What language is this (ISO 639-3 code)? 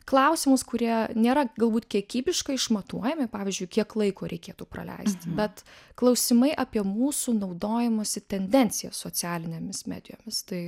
lit